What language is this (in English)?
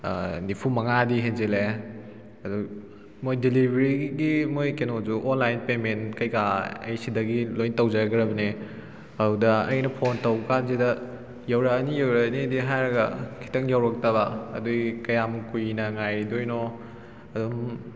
Manipuri